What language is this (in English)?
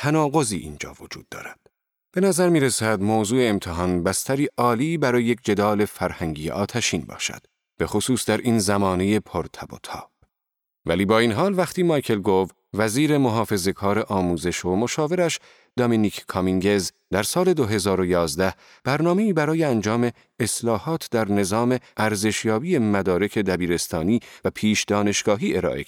Persian